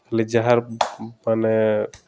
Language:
Odia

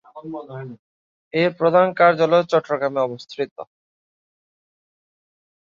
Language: Bangla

